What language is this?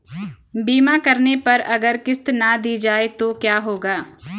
Hindi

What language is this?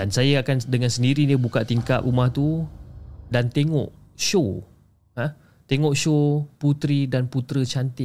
Malay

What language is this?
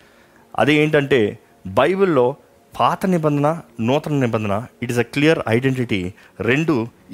Telugu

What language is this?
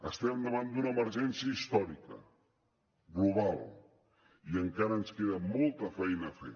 Catalan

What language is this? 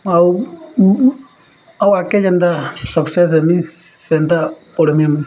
Odia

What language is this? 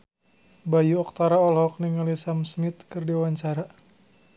Sundanese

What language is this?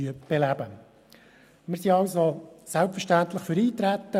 Swiss German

